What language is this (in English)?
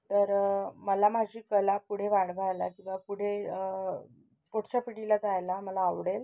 Marathi